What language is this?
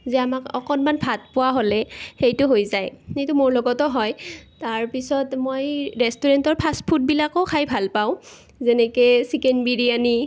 Assamese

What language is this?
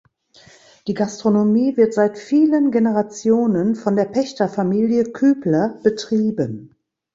German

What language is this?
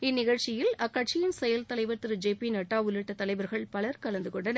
Tamil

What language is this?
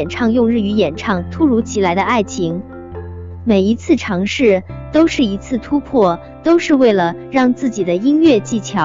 Chinese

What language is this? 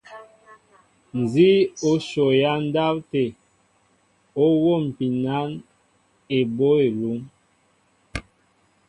Mbo (Cameroon)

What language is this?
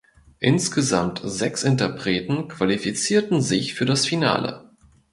German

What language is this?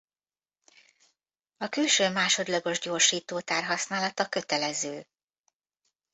Hungarian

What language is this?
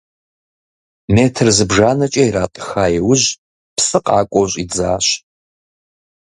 Kabardian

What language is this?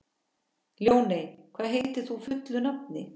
Icelandic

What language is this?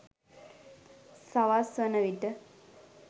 Sinhala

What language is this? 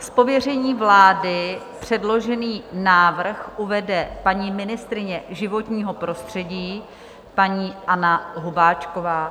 Czech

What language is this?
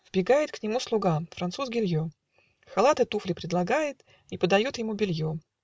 Russian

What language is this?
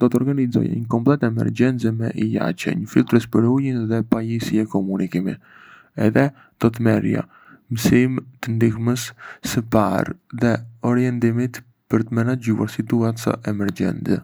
Arbëreshë Albanian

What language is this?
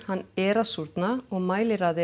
Icelandic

